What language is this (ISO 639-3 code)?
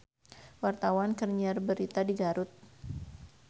sun